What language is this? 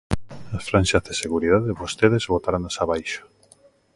Galician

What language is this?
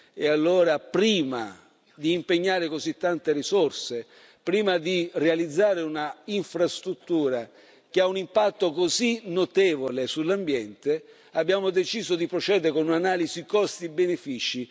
Italian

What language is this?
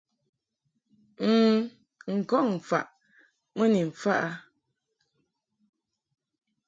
Mungaka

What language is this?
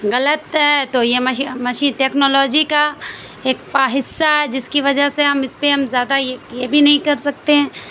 Urdu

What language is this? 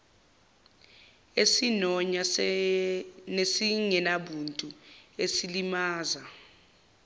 Zulu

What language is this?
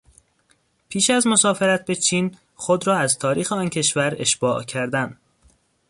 Persian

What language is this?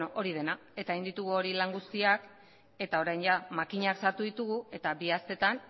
Basque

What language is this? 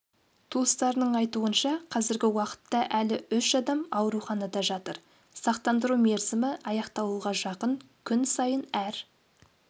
Kazakh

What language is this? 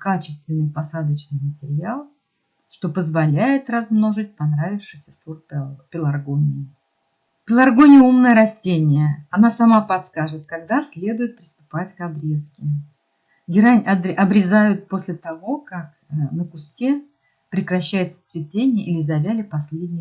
Russian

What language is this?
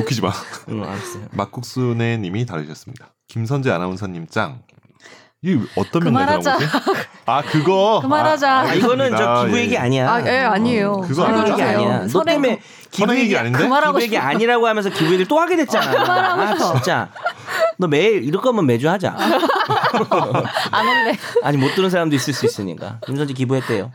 Korean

